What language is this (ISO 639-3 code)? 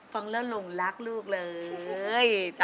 tha